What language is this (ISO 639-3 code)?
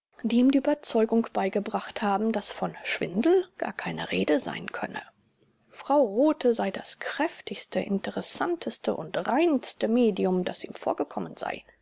deu